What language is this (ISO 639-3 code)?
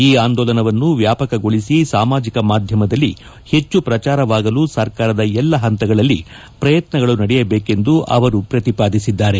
kan